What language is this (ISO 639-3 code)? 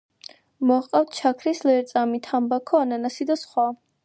kat